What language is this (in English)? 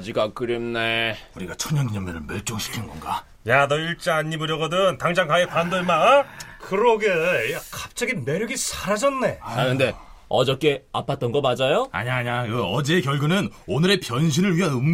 Korean